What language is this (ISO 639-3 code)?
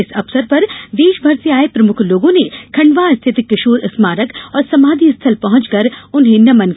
hin